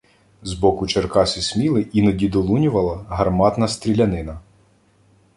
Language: Ukrainian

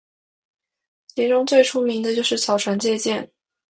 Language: Chinese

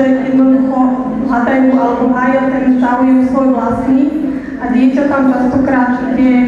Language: Romanian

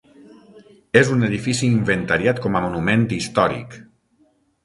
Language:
Catalan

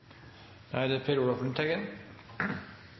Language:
Norwegian Bokmål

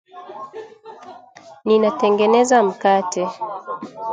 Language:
Swahili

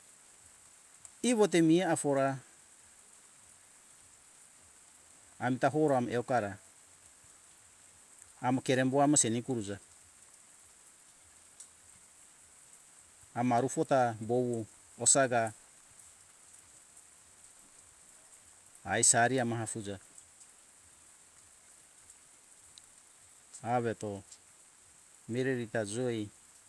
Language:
Hunjara-Kaina Ke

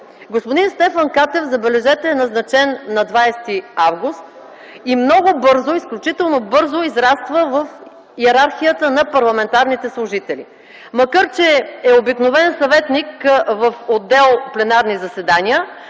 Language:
Bulgarian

